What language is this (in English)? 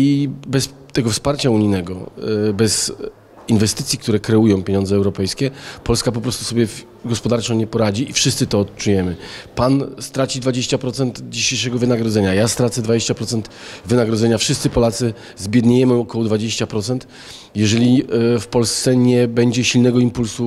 Polish